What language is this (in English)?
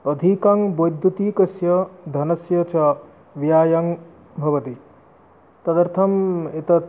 Sanskrit